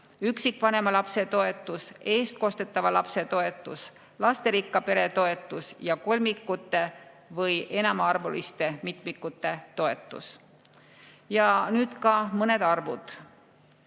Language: Estonian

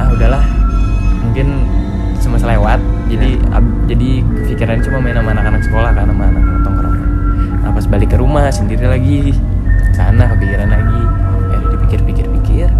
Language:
Indonesian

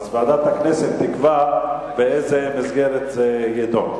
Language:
Hebrew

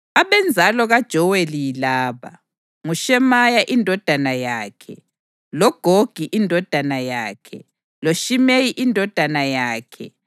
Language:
North Ndebele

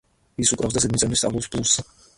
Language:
Georgian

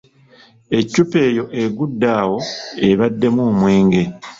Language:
Ganda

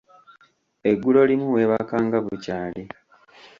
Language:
Ganda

